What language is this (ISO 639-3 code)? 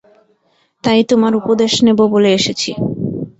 ben